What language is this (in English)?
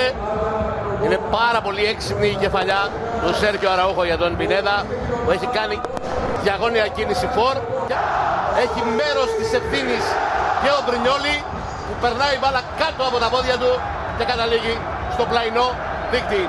Greek